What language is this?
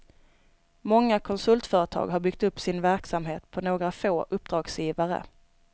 Swedish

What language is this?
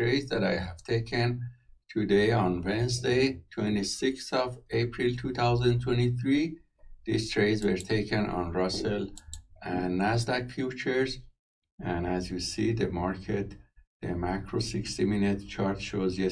English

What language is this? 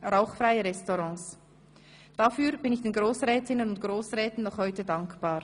Swiss German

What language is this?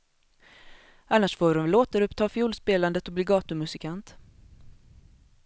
Swedish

